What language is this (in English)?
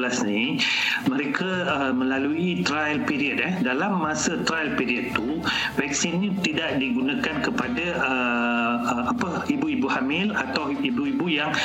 Malay